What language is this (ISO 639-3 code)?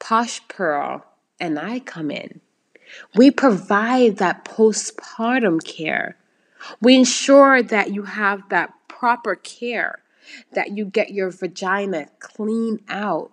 eng